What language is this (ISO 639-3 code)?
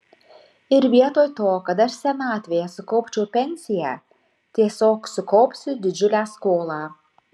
lit